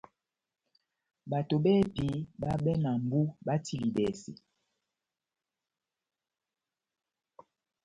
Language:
Batanga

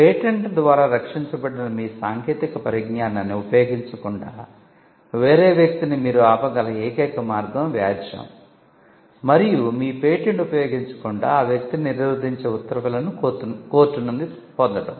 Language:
Telugu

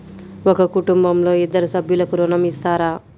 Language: Telugu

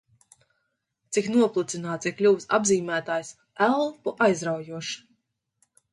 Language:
Latvian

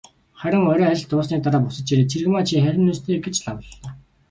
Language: Mongolian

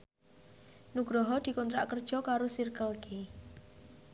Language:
Javanese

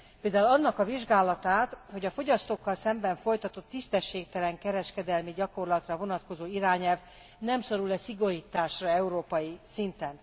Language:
Hungarian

